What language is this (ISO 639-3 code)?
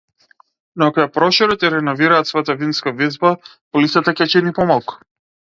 mkd